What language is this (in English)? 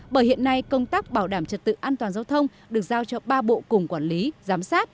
Vietnamese